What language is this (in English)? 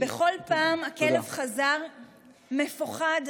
Hebrew